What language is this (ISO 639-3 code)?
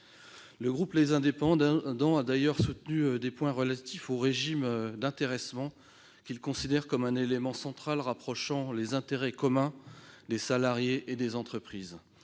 fra